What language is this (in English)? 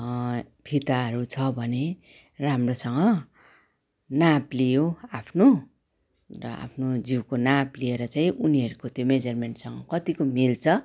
Nepali